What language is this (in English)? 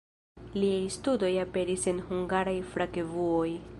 Esperanto